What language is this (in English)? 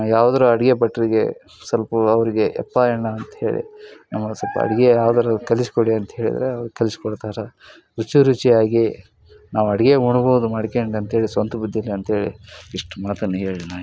Kannada